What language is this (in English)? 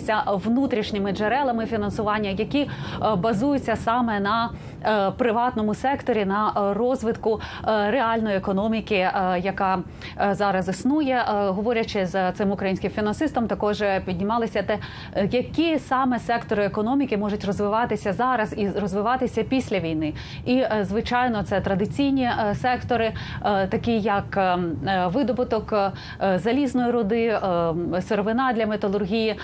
Ukrainian